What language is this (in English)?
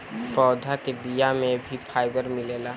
Bhojpuri